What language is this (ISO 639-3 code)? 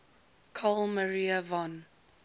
eng